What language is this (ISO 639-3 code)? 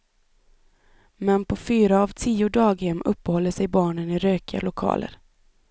swe